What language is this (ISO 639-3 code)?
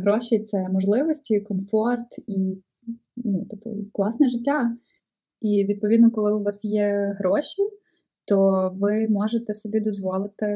ukr